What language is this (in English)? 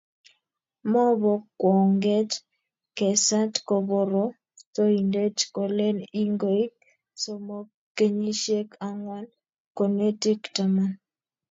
Kalenjin